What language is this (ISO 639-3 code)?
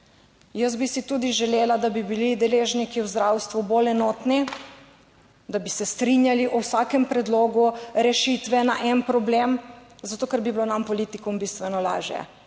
slv